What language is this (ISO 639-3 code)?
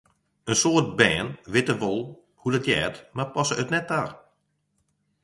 fry